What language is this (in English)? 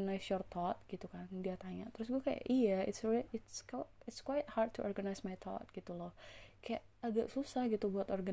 Indonesian